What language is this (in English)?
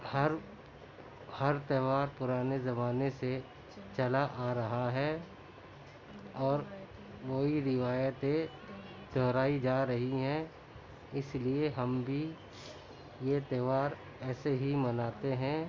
Urdu